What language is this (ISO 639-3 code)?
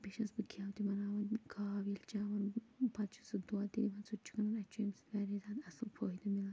kas